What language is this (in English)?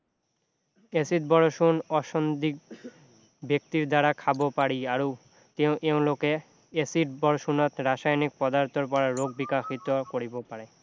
Assamese